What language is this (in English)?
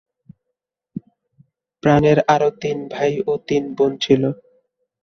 Bangla